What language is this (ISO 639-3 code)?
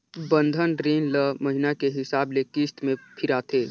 hne